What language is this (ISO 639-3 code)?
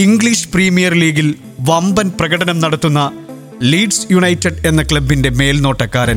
mal